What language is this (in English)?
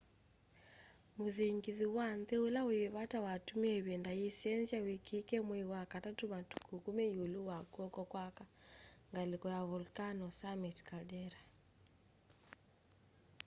Kamba